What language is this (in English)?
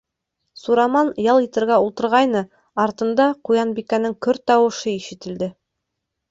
Bashkir